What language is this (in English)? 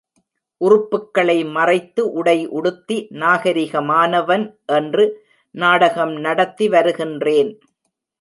Tamil